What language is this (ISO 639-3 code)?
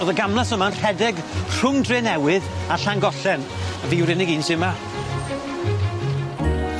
cym